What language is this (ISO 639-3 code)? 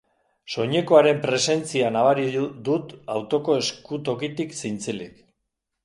eus